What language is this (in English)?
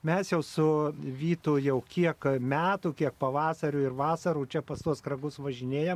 Lithuanian